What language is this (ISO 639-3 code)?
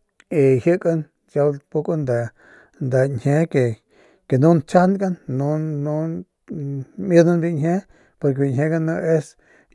pmq